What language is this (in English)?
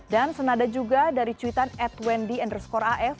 Indonesian